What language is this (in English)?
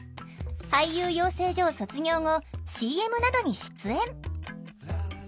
Japanese